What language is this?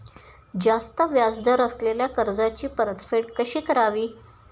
Marathi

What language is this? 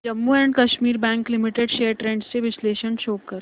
Marathi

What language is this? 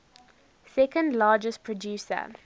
English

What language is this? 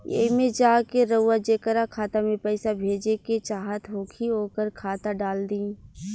Bhojpuri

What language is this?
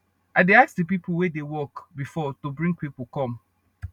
Nigerian Pidgin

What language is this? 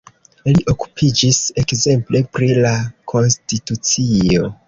Esperanto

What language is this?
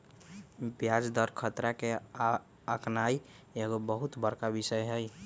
Magahi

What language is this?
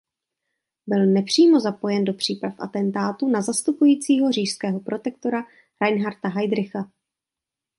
Czech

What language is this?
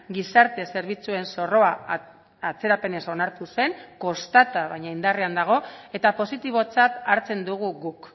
Basque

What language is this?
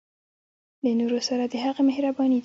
Pashto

